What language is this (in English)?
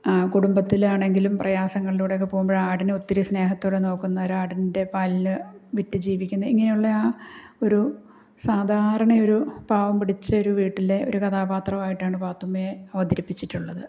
Malayalam